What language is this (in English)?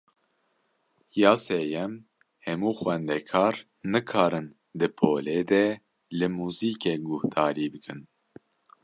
Kurdish